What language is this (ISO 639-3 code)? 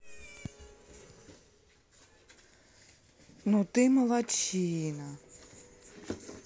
rus